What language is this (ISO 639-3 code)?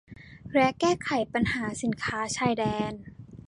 tha